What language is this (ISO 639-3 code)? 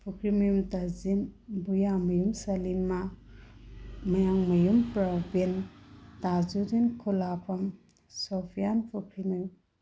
mni